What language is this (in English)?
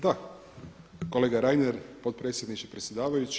Croatian